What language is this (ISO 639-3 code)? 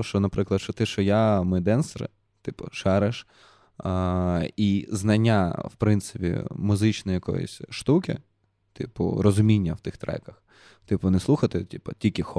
ukr